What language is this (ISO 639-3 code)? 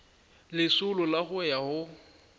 nso